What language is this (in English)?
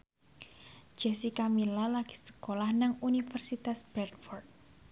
Javanese